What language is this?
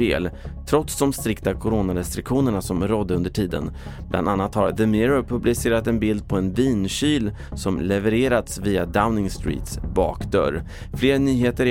Swedish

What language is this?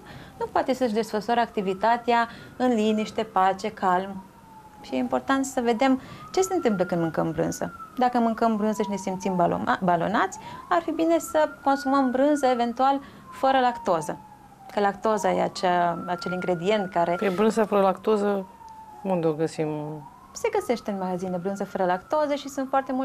Romanian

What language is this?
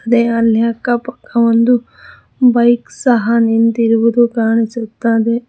Kannada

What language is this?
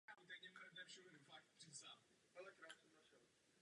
Czech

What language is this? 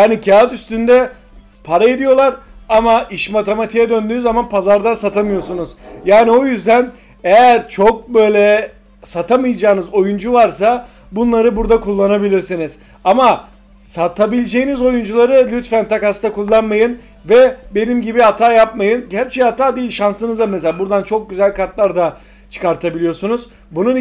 Turkish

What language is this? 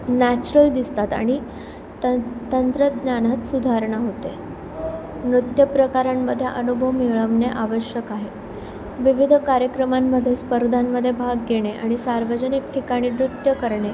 Marathi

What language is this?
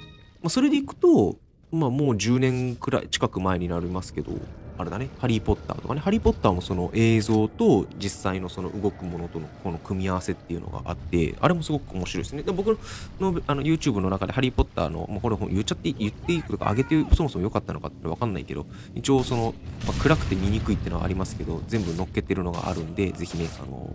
Japanese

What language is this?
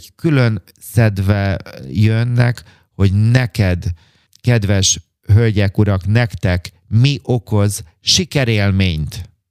Hungarian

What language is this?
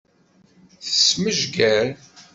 Kabyle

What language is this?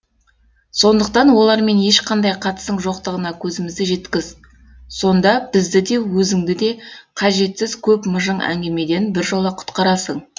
Kazakh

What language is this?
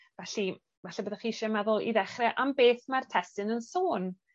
Welsh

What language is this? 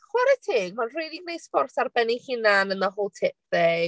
Welsh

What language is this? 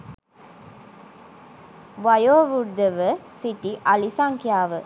Sinhala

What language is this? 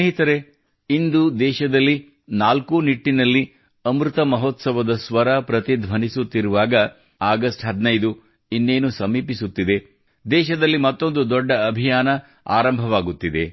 Kannada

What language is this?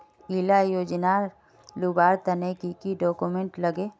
Magahi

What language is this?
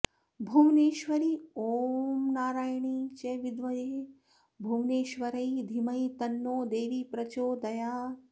Sanskrit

